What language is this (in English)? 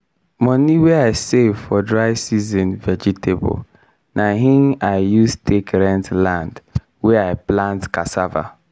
Nigerian Pidgin